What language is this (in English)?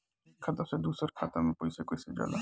Bhojpuri